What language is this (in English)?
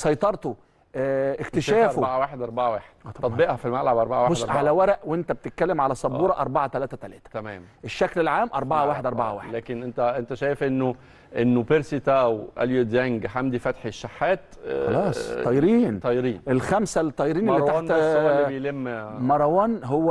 Arabic